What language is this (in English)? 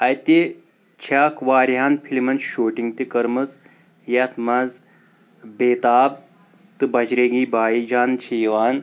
Kashmiri